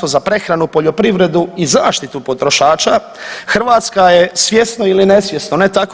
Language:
Croatian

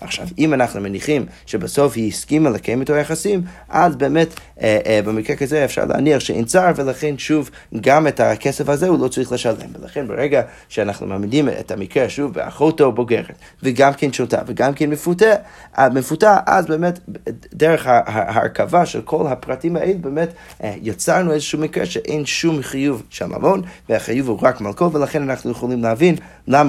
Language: Hebrew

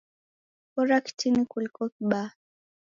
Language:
Taita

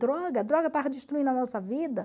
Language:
Portuguese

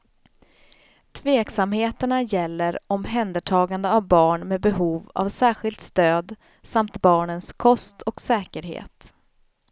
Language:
Swedish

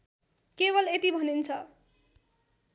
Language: Nepali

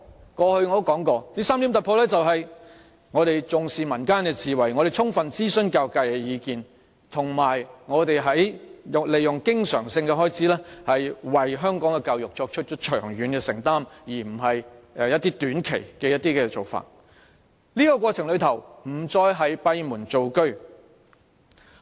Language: Cantonese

